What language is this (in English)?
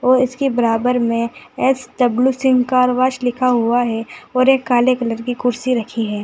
Hindi